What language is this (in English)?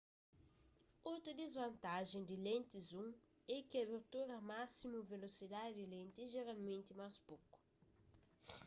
Kabuverdianu